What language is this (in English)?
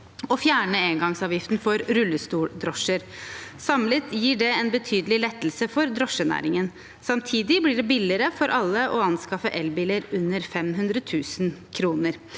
Norwegian